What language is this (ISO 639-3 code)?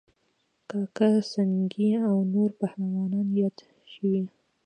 pus